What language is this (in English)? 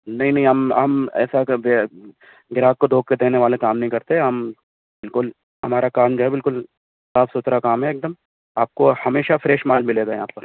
Urdu